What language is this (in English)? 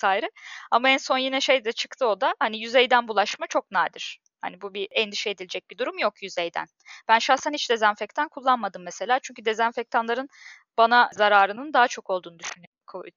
Turkish